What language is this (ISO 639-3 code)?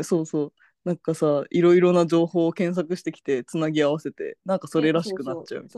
jpn